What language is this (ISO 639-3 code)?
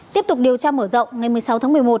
vie